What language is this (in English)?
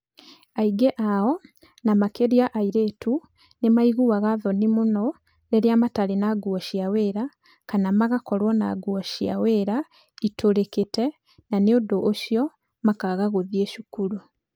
Kikuyu